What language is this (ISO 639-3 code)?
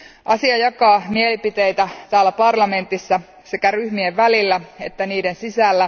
fin